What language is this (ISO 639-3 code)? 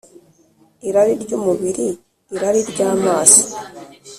kin